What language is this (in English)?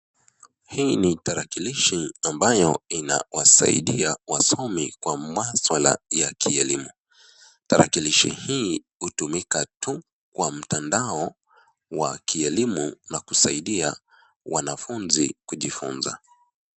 Swahili